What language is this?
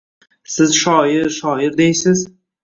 Uzbek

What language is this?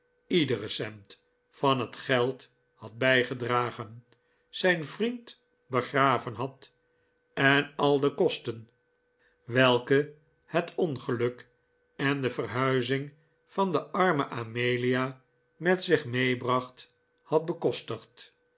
Dutch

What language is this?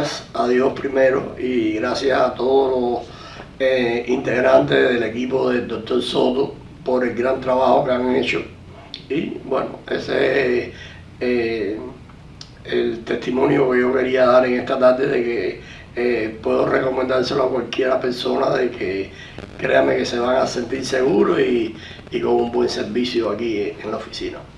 Spanish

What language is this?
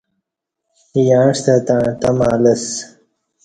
Kati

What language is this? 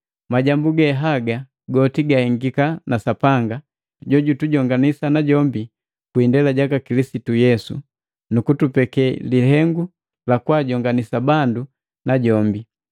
Matengo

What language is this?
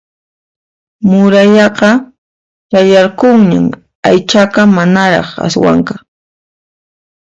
Puno Quechua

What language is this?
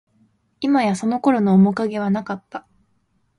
Japanese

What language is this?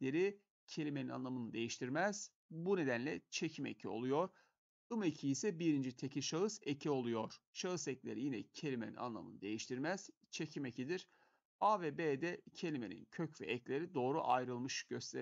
Turkish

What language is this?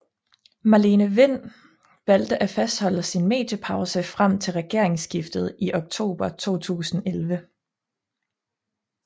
Danish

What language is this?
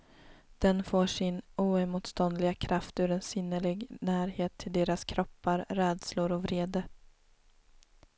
Swedish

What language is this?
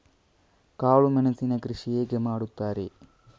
Kannada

